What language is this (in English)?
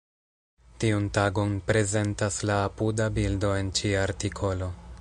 Esperanto